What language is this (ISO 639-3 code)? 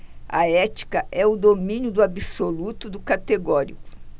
por